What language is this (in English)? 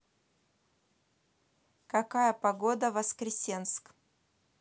Russian